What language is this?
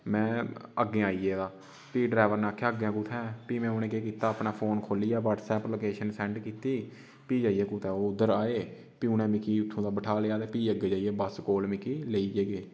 Dogri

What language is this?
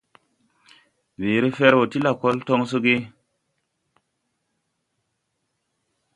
Tupuri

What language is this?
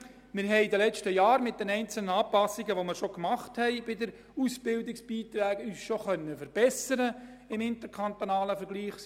Swiss German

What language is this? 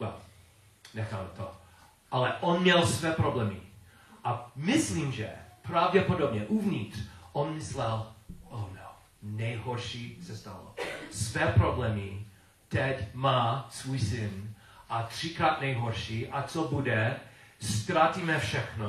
Czech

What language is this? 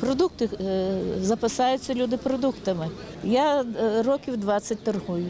Ukrainian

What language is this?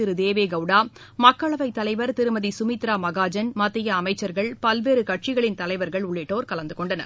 Tamil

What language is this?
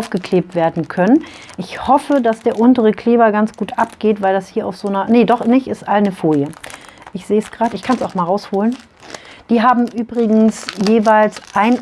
German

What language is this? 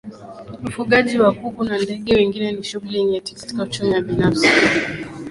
Swahili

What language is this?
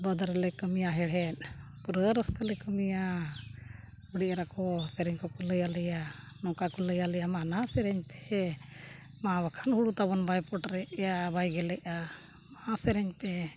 Santali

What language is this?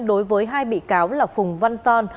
Vietnamese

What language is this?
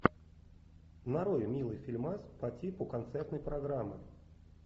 Russian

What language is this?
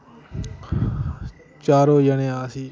Dogri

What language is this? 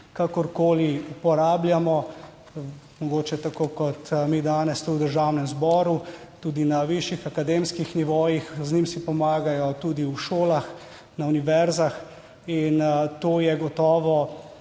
Slovenian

